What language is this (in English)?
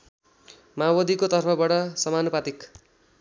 Nepali